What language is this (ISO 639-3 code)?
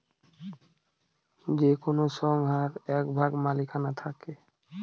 ben